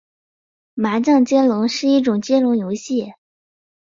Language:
Chinese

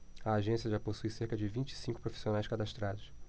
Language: Portuguese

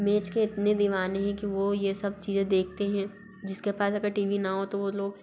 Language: Hindi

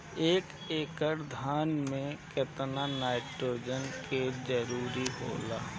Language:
Bhojpuri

